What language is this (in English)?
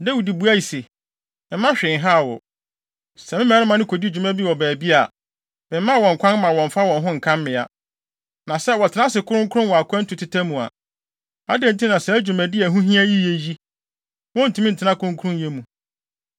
Akan